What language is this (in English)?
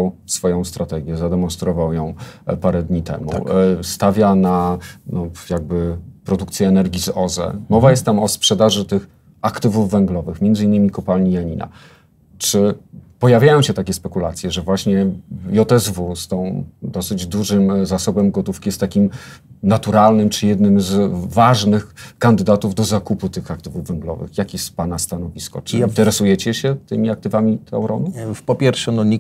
Polish